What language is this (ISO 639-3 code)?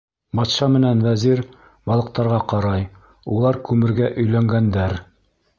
bak